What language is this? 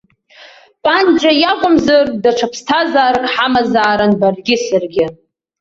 Abkhazian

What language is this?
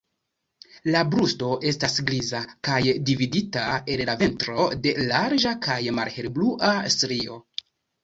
Esperanto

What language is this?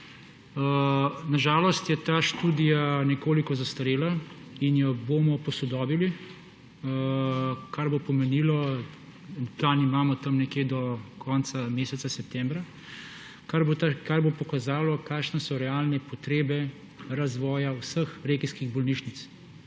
Slovenian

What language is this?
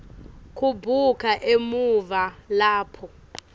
Swati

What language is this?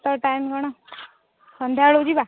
Odia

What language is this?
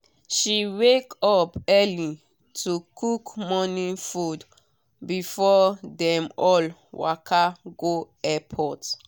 Nigerian Pidgin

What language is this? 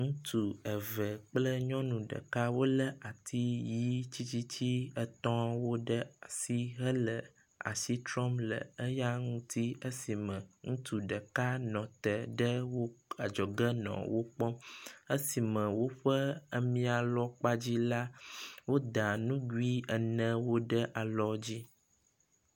Ewe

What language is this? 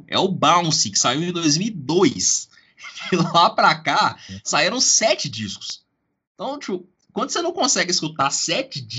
Portuguese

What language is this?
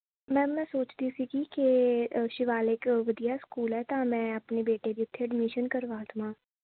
Punjabi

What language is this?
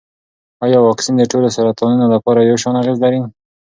Pashto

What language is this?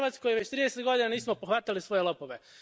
Croatian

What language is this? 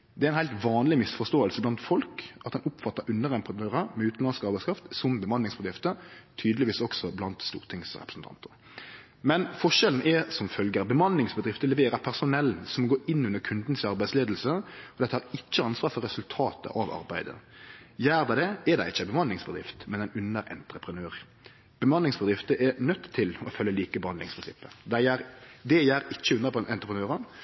Norwegian Nynorsk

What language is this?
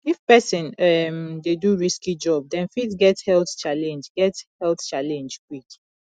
Nigerian Pidgin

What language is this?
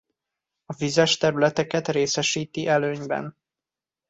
Hungarian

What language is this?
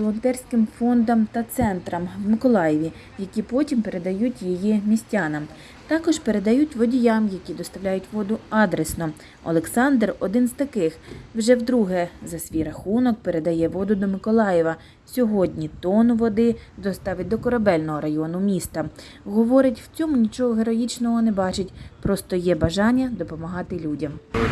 Ukrainian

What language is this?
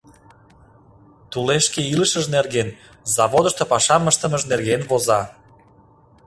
Mari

